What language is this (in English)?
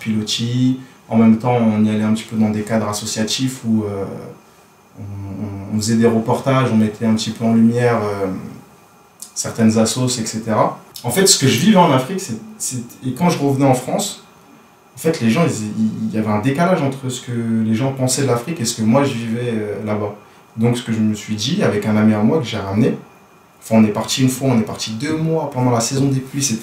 French